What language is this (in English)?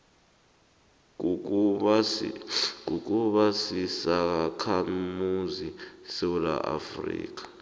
South Ndebele